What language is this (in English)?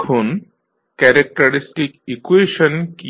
Bangla